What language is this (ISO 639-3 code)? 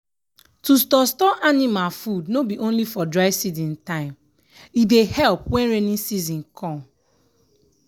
pcm